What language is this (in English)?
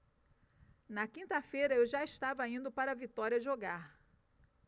Portuguese